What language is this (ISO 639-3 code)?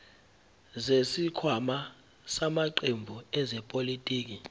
zul